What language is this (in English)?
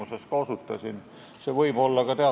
Estonian